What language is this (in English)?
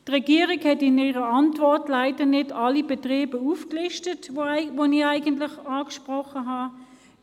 Swiss German